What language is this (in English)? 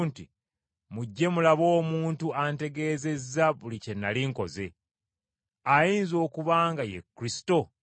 Ganda